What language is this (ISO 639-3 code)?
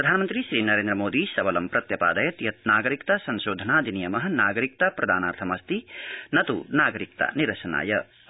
san